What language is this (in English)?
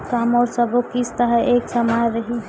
Chhattisgarhi